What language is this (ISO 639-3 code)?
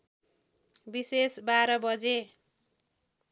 nep